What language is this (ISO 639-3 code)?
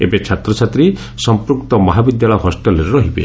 ori